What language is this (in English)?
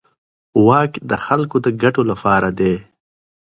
Pashto